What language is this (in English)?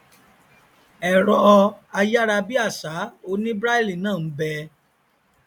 Yoruba